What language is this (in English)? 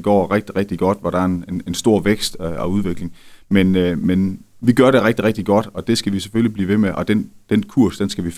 Danish